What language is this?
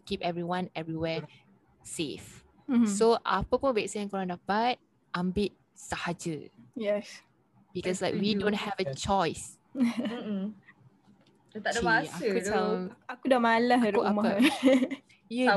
Malay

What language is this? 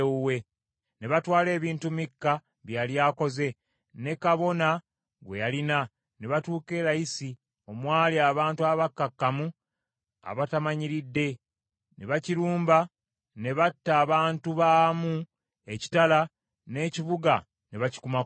Ganda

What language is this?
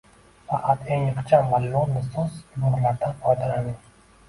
Uzbek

